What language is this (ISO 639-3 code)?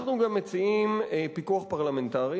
heb